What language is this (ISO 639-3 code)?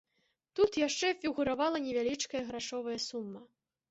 bel